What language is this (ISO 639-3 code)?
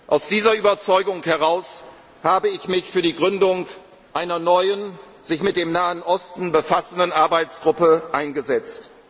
deu